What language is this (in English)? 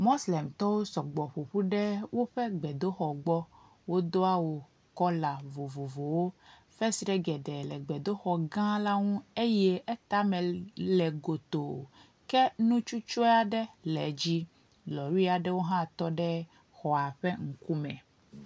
Ewe